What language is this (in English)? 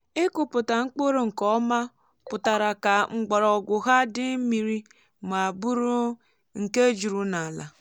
Igbo